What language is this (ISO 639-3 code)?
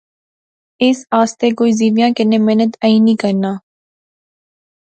phr